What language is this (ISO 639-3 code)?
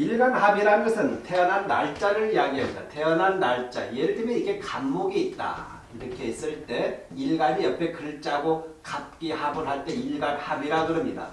kor